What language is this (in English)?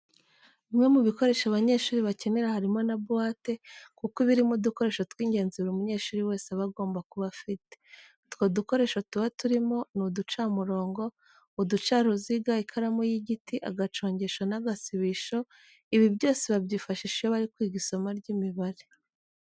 Kinyarwanda